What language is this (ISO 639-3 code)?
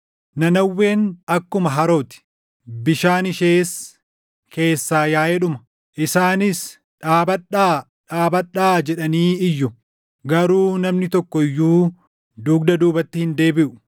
orm